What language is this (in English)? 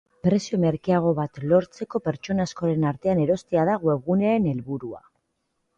Basque